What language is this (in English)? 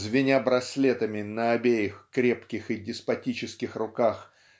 Russian